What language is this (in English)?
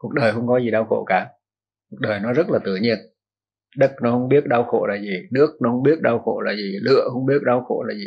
Vietnamese